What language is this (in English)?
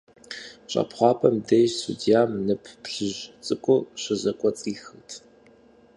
Kabardian